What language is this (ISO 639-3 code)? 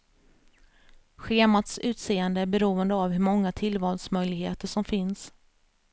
swe